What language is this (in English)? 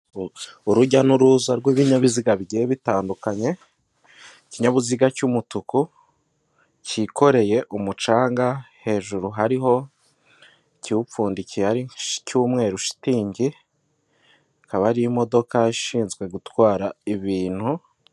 Kinyarwanda